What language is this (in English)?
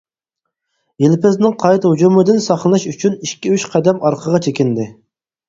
Uyghur